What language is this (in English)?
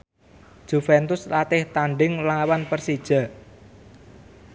Javanese